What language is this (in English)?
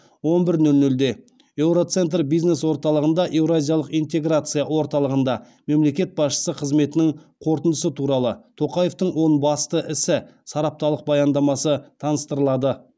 Kazakh